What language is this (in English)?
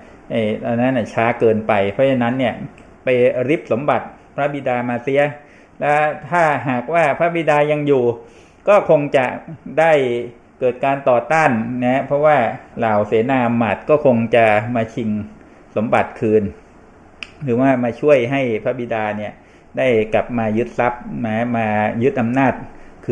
Thai